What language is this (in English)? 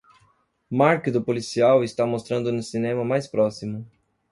Portuguese